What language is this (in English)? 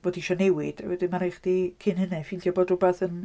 Welsh